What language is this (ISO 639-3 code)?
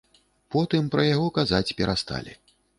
bel